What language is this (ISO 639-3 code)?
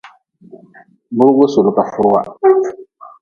nmz